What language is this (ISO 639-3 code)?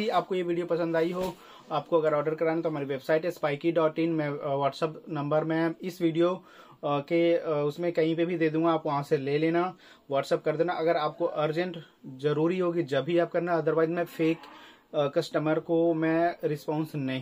hin